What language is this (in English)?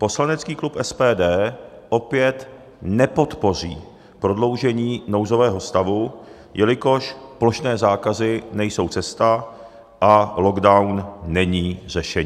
Czech